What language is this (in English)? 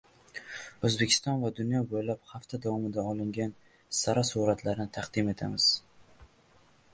Uzbek